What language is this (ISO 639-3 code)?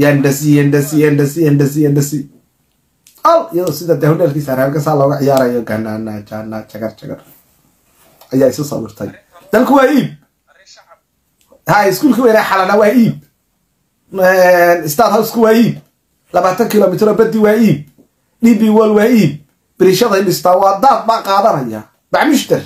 ara